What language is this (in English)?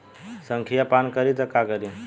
Bhojpuri